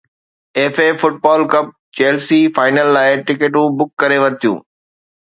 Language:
Sindhi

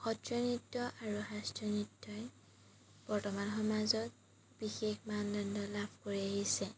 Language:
Assamese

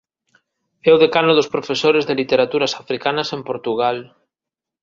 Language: Galician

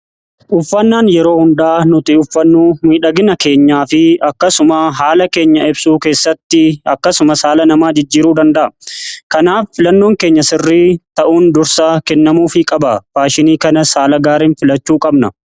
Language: Oromo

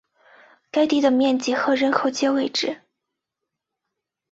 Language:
Chinese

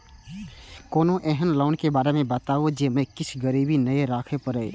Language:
Maithili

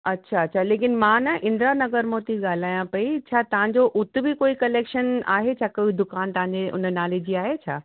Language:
Sindhi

